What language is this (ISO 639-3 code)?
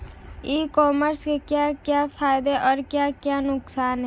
hin